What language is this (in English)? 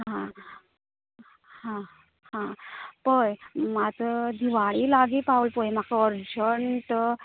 Konkani